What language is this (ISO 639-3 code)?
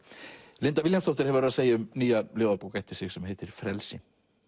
isl